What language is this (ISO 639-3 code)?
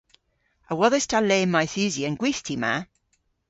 cor